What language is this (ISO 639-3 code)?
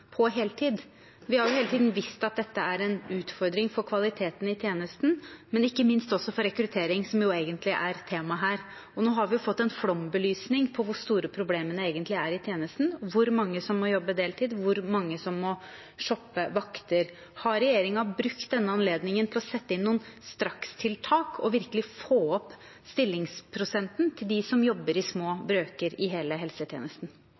nob